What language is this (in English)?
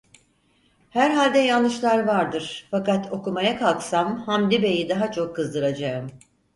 Turkish